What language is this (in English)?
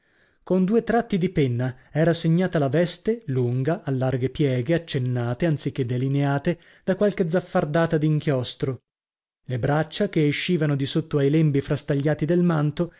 Italian